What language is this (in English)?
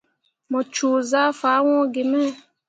Mundang